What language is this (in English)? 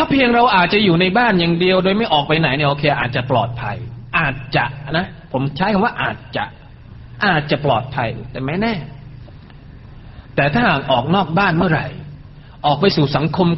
Thai